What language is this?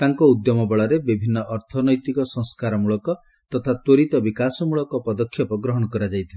Odia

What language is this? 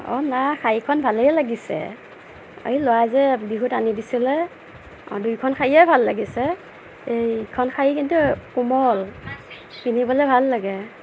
Assamese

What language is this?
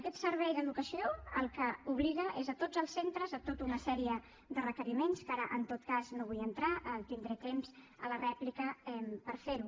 Catalan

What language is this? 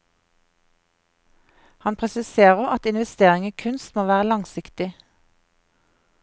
Norwegian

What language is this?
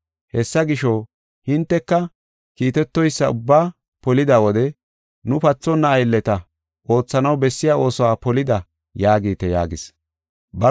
Gofa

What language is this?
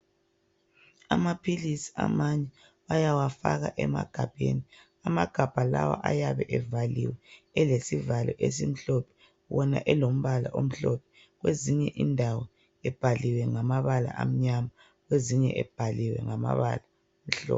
North Ndebele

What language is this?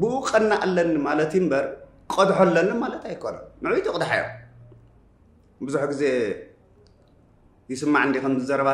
Arabic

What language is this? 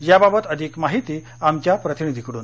Marathi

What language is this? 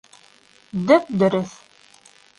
Bashkir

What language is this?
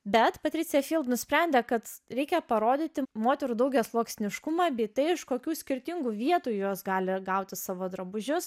Lithuanian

